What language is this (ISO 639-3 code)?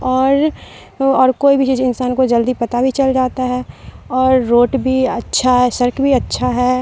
urd